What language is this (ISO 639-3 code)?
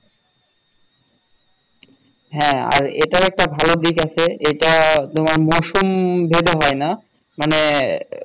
ben